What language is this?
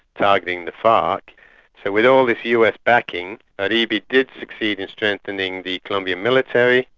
English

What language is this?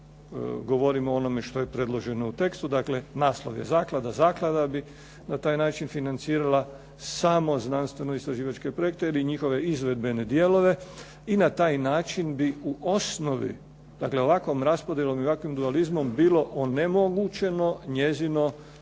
Croatian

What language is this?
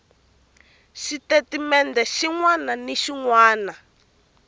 Tsonga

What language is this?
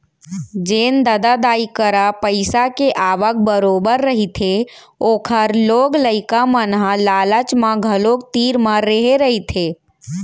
Chhattisgarhi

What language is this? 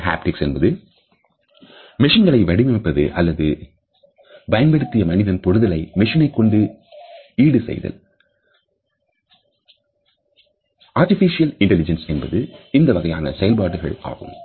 Tamil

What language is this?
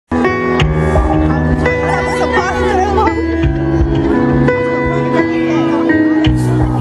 Romanian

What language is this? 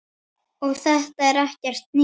Icelandic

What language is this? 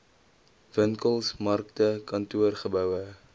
Afrikaans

